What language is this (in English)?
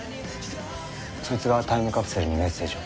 Japanese